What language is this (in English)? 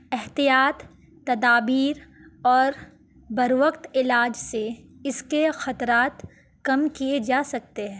Urdu